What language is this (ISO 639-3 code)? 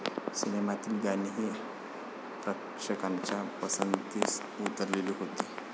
mar